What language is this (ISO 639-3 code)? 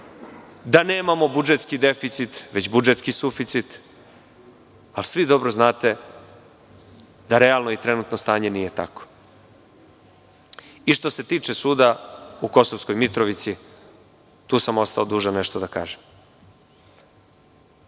srp